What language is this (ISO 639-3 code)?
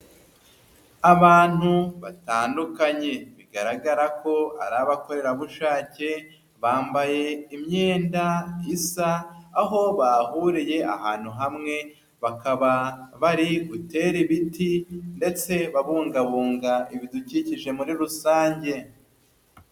kin